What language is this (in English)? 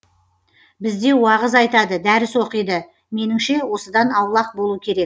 Kazakh